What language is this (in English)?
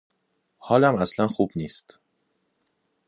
Persian